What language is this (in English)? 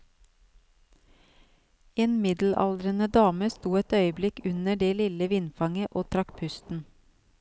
Norwegian